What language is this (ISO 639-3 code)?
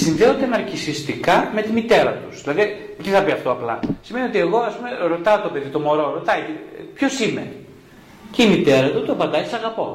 ell